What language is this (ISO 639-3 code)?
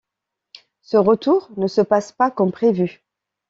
fra